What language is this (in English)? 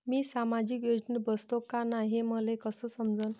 Marathi